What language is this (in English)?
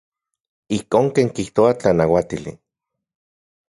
Central Puebla Nahuatl